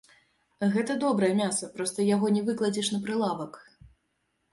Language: Belarusian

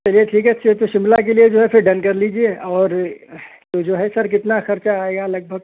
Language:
Urdu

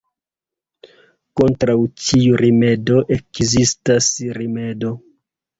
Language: Esperanto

